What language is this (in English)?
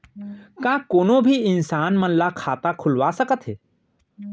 Chhattisgarhi